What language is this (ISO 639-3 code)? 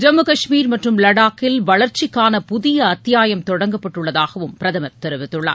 tam